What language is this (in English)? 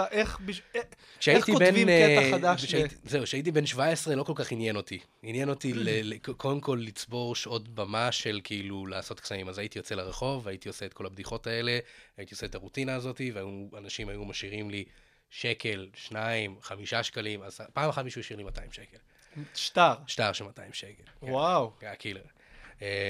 Hebrew